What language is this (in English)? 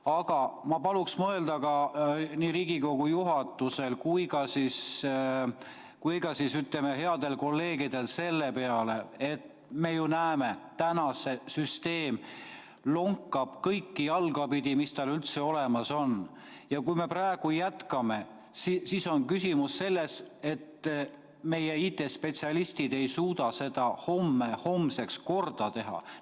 Estonian